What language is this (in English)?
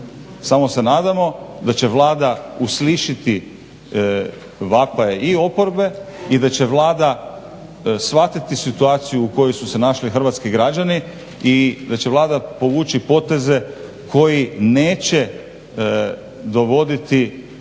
Croatian